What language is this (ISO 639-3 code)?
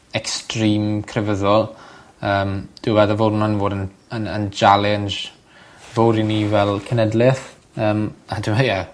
cym